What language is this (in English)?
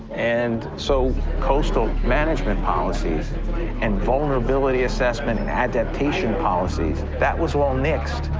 English